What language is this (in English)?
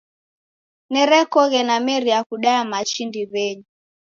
Taita